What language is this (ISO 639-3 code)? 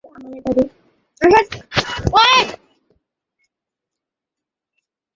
ben